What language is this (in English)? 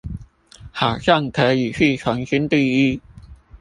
Chinese